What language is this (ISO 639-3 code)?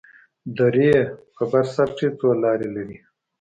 pus